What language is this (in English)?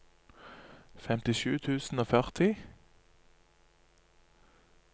Norwegian